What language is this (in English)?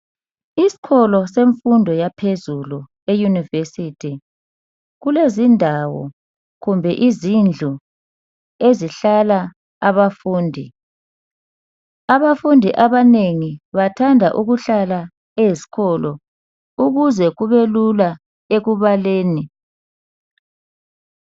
North Ndebele